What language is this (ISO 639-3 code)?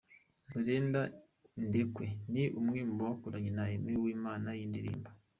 kin